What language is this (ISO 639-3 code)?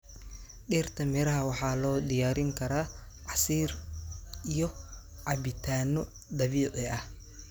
som